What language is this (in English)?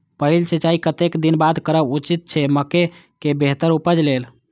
Maithili